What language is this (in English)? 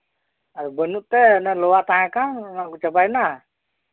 Santali